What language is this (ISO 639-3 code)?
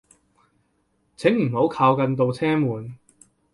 yue